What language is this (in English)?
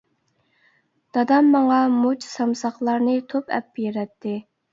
Uyghur